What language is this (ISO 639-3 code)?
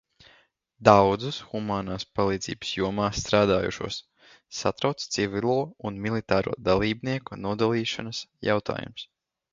lav